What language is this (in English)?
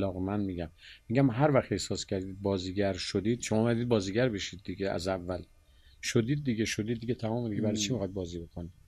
Persian